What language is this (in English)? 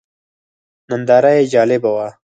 Pashto